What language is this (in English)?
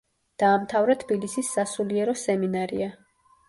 Georgian